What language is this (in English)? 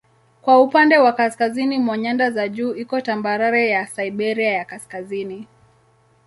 Swahili